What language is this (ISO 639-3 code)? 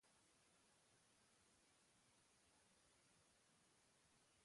eus